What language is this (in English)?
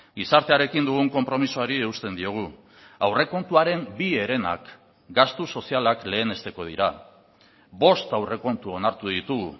Basque